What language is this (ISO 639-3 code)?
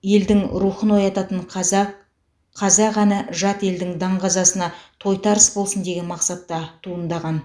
kaz